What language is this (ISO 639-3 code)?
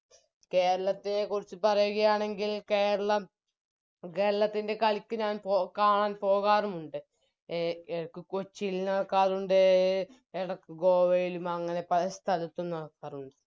mal